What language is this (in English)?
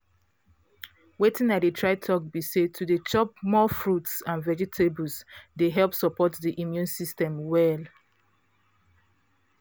Nigerian Pidgin